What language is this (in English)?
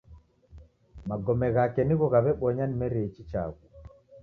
Taita